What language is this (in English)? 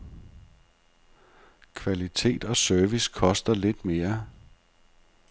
Danish